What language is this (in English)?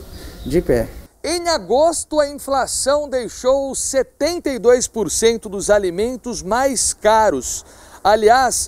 Portuguese